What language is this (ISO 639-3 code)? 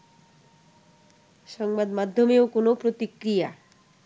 ben